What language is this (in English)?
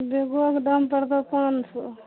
Maithili